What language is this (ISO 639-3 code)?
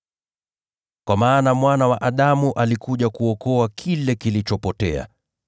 swa